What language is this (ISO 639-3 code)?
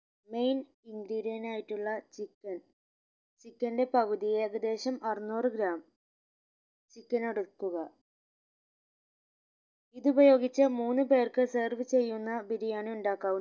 mal